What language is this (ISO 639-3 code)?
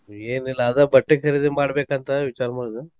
kan